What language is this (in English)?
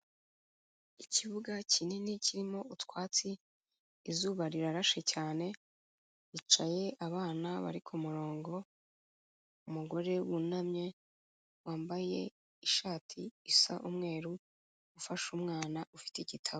Kinyarwanda